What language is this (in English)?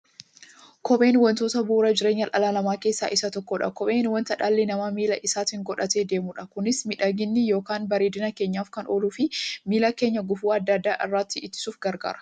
Oromo